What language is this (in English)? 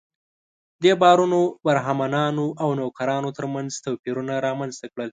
Pashto